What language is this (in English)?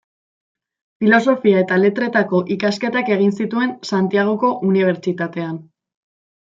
Basque